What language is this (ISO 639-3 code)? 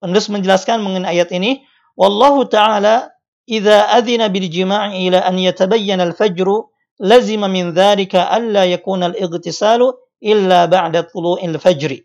ind